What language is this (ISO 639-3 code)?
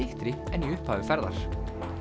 isl